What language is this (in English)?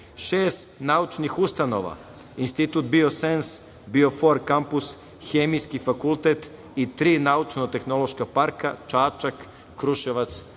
Serbian